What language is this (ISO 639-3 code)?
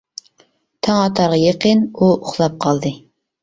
uig